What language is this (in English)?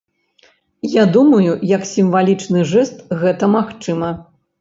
Belarusian